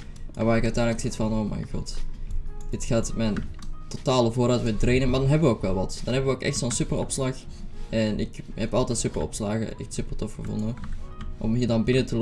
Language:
Dutch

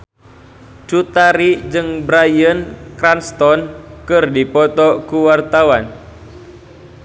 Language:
Sundanese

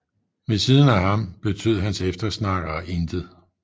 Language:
Danish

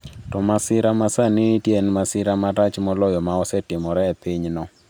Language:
Luo (Kenya and Tanzania)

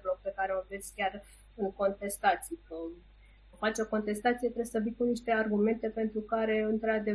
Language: Romanian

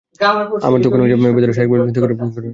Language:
Bangla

